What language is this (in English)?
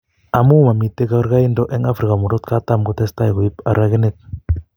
Kalenjin